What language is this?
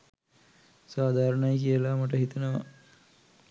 Sinhala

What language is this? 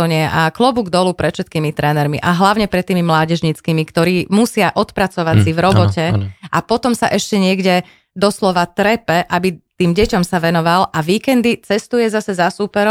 Slovak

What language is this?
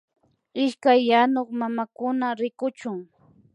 Imbabura Highland Quichua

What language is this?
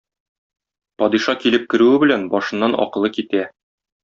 Tatar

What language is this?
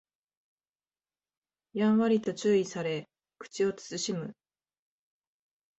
Japanese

